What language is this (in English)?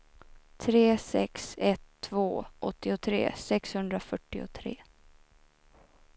Swedish